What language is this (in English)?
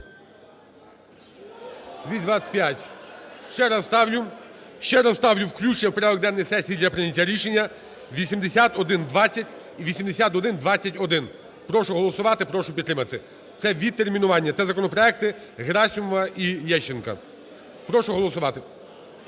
Ukrainian